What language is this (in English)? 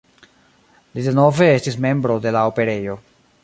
Esperanto